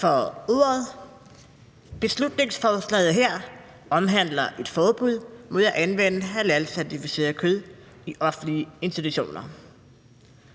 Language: Danish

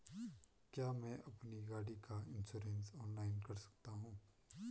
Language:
Hindi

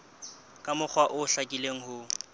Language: Southern Sotho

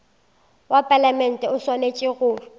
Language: Northern Sotho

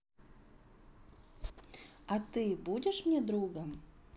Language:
Russian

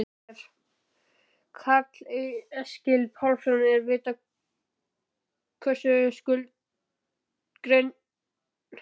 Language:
Icelandic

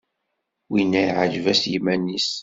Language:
Kabyle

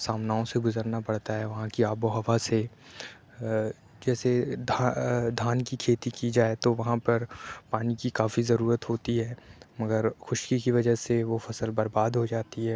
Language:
Urdu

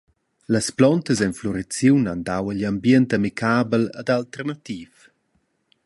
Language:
Romansh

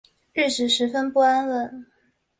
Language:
Chinese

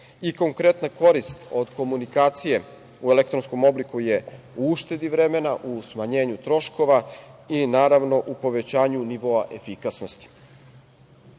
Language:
Serbian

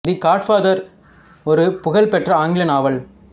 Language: Tamil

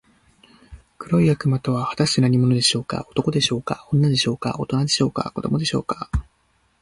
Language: Japanese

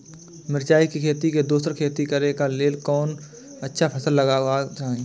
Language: Maithili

